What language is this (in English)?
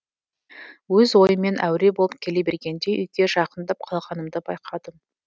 Kazakh